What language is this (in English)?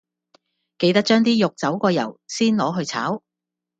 Cantonese